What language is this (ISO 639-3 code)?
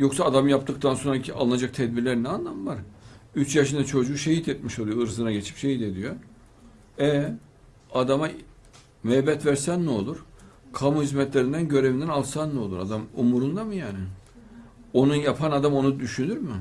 tur